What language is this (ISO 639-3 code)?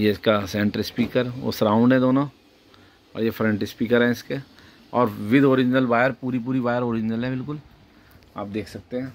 hin